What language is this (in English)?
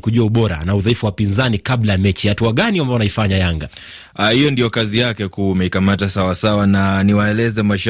Swahili